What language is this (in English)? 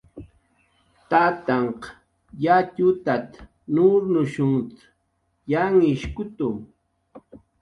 Jaqaru